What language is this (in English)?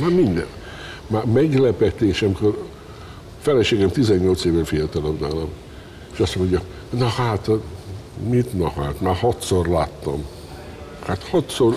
Hungarian